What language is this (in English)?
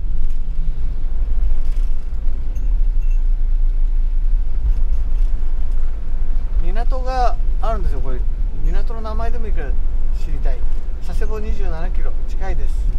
Japanese